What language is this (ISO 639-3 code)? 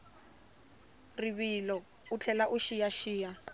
tso